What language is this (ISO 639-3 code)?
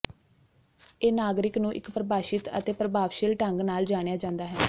pan